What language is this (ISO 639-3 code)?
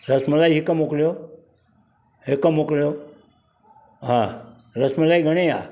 snd